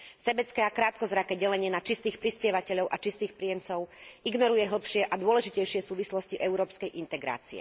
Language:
Slovak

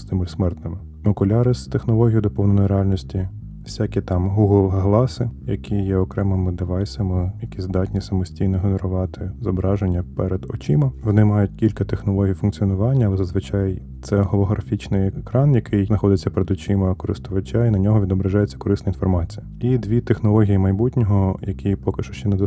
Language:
Ukrainian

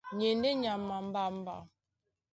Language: Duala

